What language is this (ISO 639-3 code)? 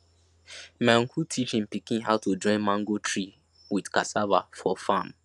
pcm